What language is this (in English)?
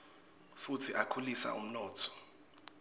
Swati